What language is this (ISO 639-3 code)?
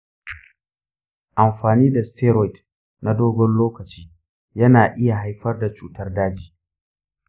hau